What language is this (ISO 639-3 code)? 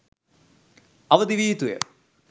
sin